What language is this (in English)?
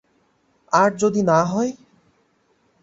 Bangla